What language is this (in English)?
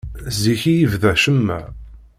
Kabyle